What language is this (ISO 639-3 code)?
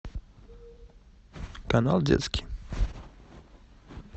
rus